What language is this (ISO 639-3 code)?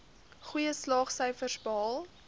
afr